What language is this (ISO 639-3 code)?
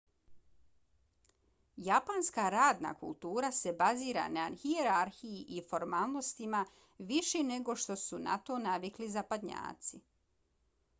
bos